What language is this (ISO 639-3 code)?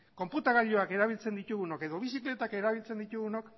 eus